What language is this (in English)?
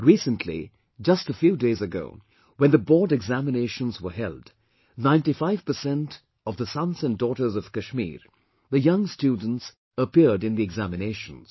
English